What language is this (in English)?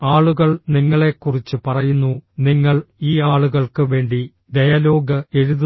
Malayalam